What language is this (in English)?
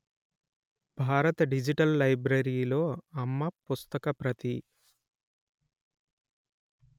Telugu